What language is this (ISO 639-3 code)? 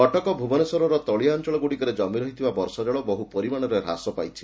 ori